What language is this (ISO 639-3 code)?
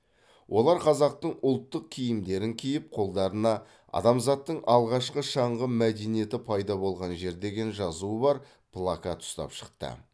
kaz